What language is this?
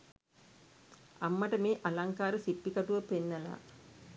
Sinhala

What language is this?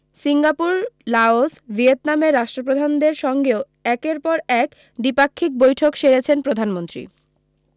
Bangla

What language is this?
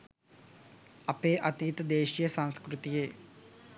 Sinhala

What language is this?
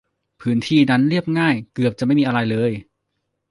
Thai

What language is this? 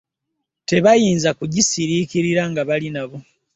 Ganda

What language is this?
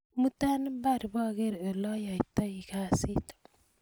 Kalenjin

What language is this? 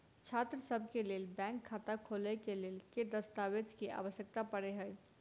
Maithili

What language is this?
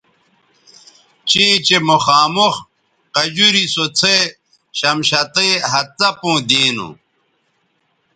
Bateri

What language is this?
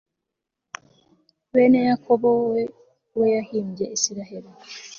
Kinyarwanda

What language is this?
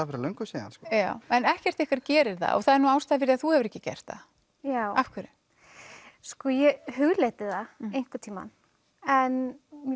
Icelandic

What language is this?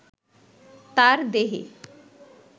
Bangla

